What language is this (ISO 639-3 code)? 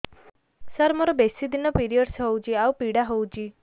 ori